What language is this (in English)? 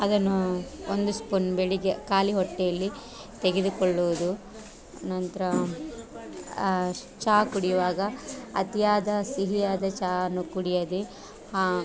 Kannada